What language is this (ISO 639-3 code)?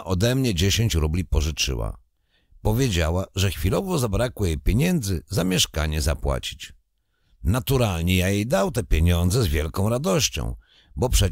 pol